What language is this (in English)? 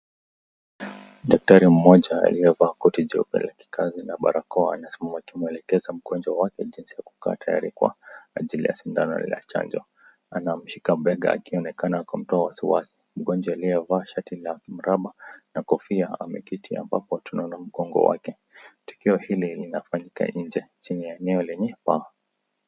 Swahili